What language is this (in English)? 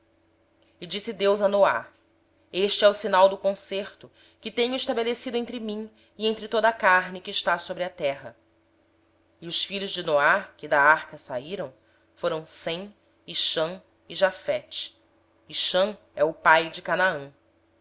Portuguese